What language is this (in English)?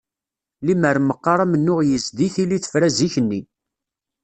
Kabyle